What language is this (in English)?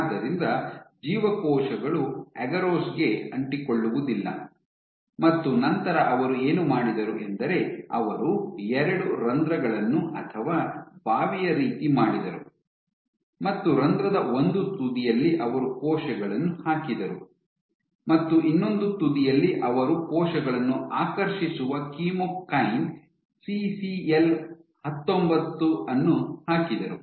Kannada